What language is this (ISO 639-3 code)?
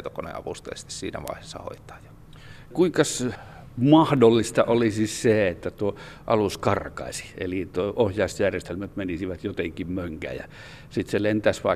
fin